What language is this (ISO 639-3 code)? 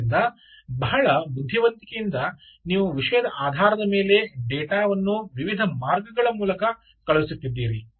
kan